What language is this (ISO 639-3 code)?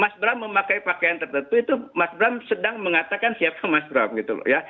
ind